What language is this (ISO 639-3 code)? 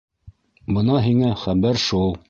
bak